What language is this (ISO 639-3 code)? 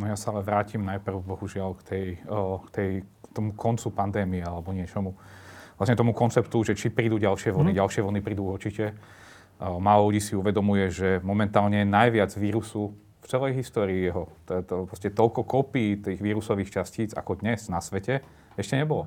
slk